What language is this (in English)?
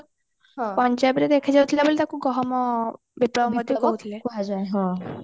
Odia